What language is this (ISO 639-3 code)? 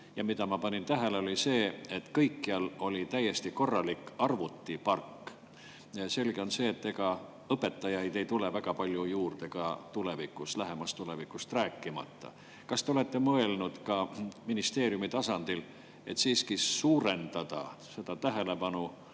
est